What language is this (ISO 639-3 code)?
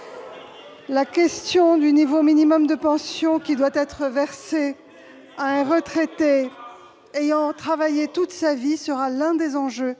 fra